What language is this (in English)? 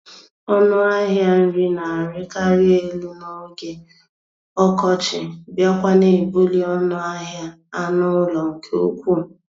Igbo